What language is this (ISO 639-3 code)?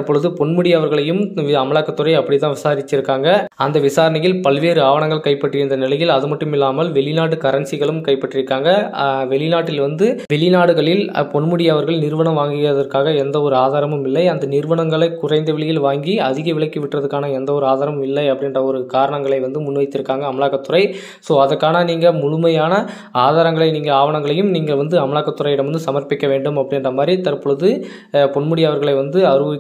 ara